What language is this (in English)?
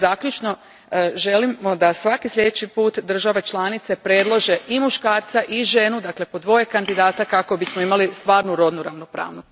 Croatian